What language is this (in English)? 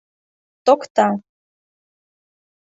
Mari